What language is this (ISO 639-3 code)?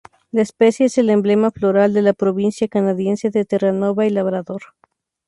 spa